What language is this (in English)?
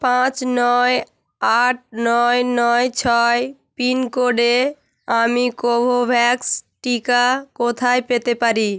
Bangla